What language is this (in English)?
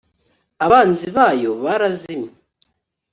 Kinyarwanda